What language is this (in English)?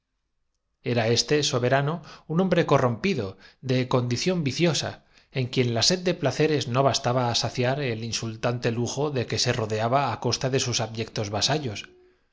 Spanish